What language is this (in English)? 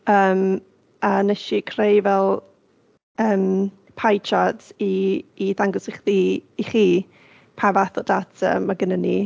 Welsh